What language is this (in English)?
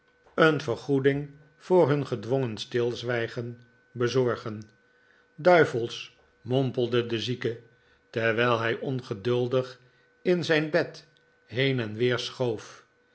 Dutch